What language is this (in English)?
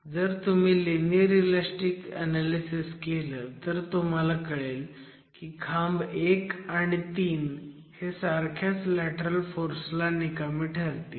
Marathi